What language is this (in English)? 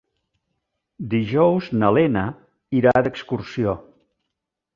Catalan